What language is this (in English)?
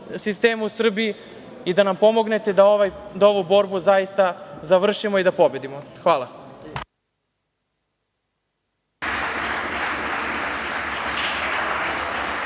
Serbian